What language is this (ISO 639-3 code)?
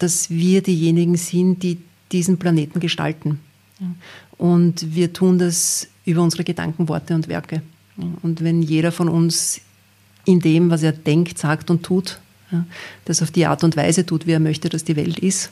deu